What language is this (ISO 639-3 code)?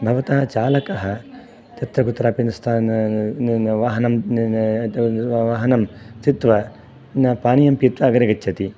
san